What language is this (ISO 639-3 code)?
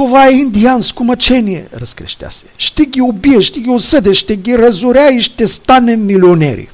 bul